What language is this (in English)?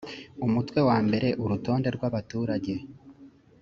Kinyarwanda